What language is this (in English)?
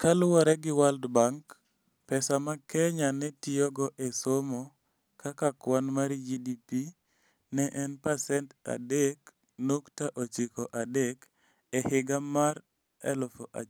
Luo (Kenya and Tanzania)